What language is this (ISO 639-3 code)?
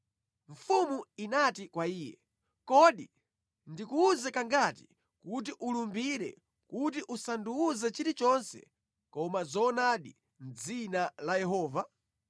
nya